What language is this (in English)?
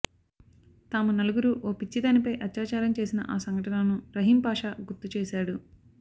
Telugu